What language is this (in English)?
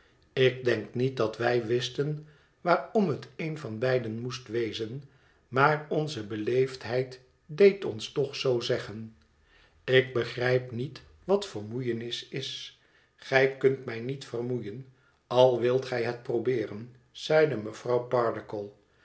Dutch